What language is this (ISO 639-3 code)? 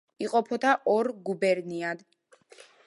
kat